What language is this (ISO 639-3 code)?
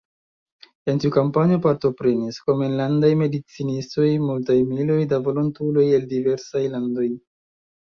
epo